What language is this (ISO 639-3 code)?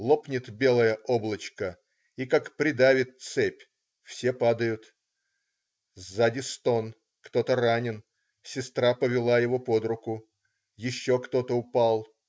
rus